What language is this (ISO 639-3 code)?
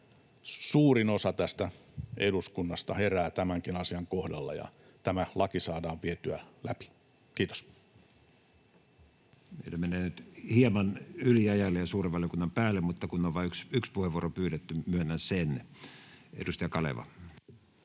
fin